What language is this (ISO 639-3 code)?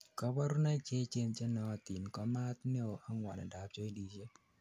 kln